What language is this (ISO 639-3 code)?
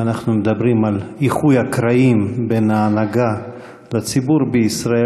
heb